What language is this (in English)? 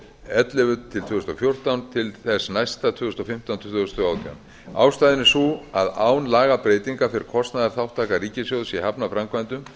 Icelandic